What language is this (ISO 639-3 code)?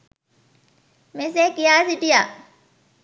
sin